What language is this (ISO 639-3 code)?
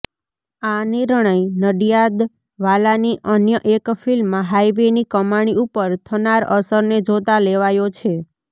guj